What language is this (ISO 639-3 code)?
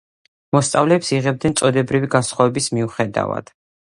kat